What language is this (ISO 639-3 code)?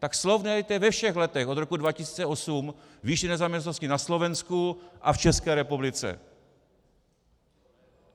ces